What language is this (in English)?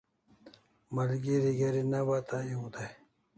Kalasha